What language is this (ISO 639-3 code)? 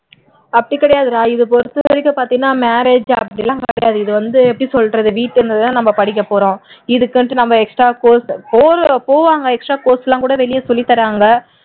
tam